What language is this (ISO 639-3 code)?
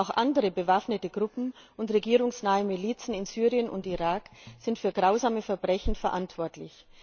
deu